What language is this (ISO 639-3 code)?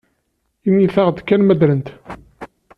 kab